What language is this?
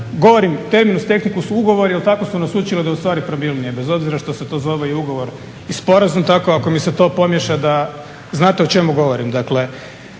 Croatian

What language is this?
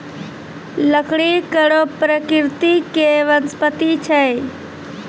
Maithili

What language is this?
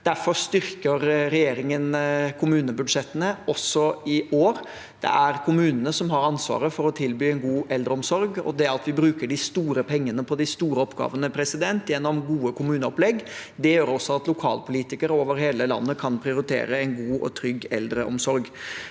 Norwegian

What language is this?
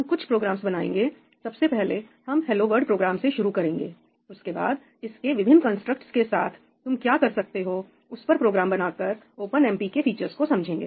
Hindi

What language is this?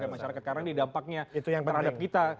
Indonesian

